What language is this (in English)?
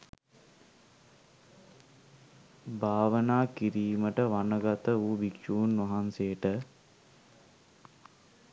Sinhala